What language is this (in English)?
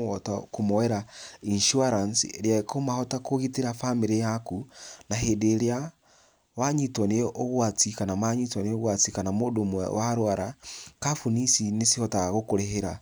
Kikuyu